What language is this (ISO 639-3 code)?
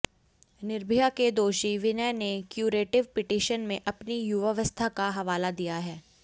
hin